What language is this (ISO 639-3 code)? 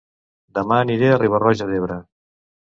cat